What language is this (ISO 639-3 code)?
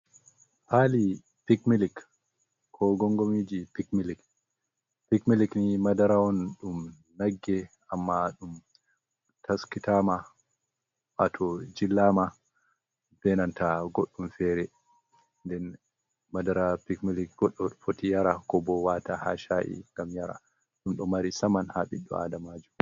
ful